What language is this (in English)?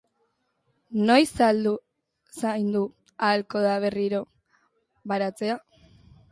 Basque